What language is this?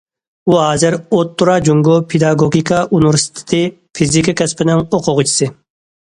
Uyghur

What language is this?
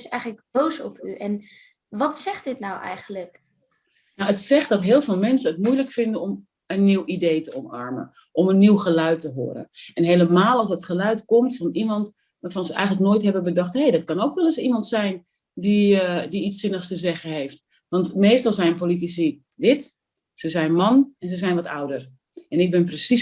Dutch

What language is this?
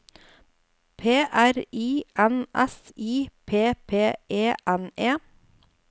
Norwegian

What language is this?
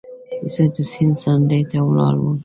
Pashto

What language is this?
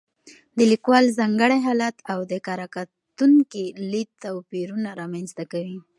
Pashto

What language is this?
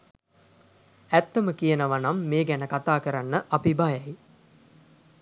Sinhala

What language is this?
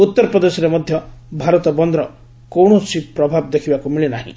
Odia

